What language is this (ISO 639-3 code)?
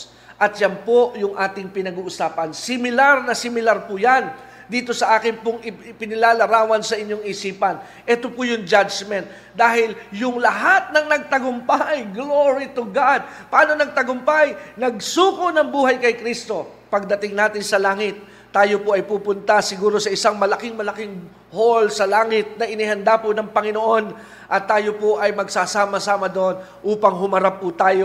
fil